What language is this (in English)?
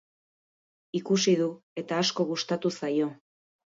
Basque